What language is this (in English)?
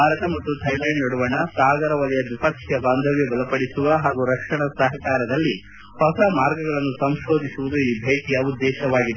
Kannada